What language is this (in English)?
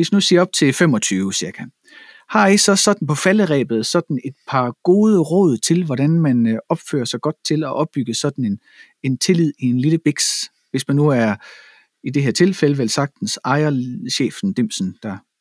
Danish